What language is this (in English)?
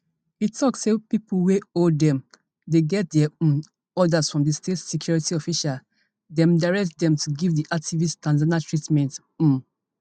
Nigerian Pidgin